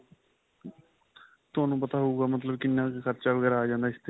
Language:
Punjabi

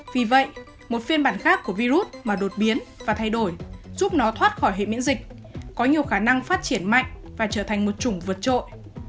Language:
Vietnamese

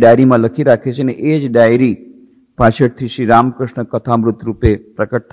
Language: Hindi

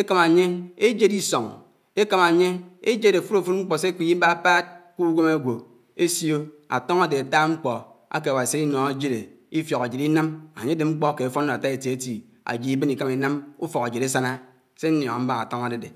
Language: Anaang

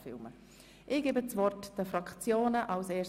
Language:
Swiss German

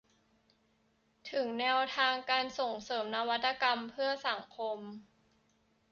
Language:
Thai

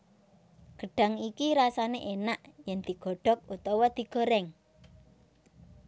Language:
Javanese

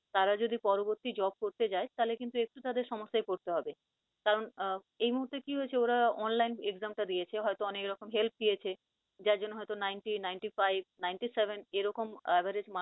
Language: Bangla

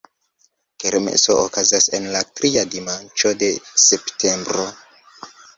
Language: Esperanto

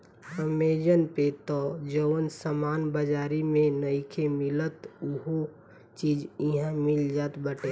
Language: Bhojpuri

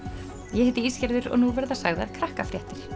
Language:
Icelandic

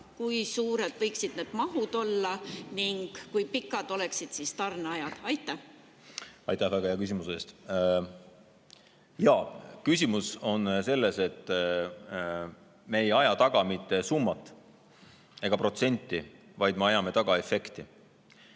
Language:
Estonian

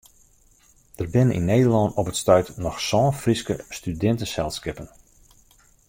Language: Western Frisian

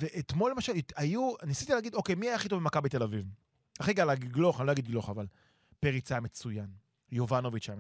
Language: Hebrew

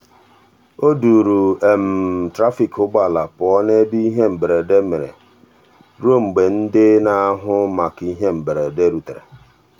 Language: Igbo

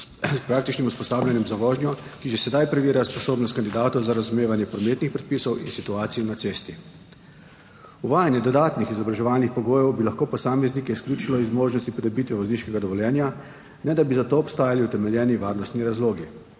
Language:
Slovenian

